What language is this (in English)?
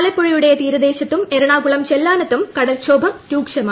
Malayalam